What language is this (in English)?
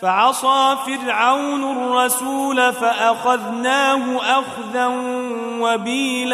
Arabic